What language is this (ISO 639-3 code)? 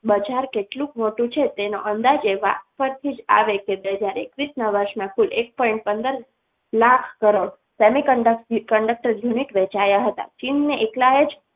guj